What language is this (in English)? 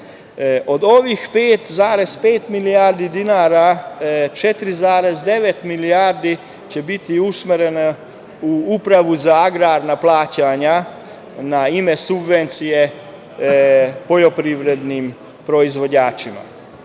Serbian